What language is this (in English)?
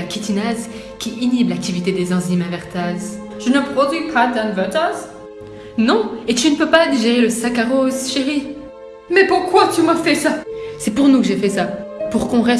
French